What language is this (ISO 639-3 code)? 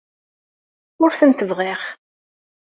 kab